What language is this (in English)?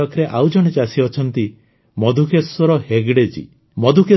Odia